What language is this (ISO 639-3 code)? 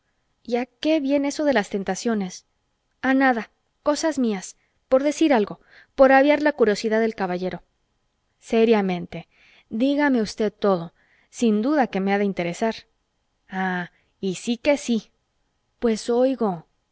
spa